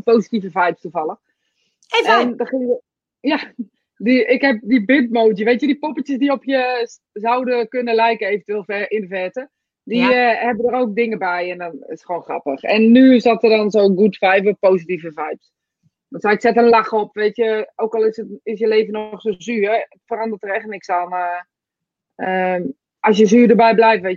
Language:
Dutch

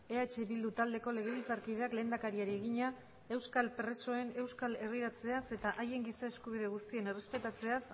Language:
Basque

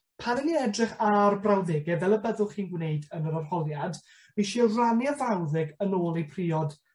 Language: Welsh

